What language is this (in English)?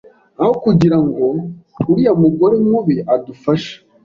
Kinyarwanda